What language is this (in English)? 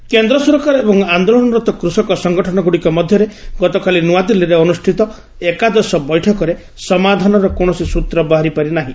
Odia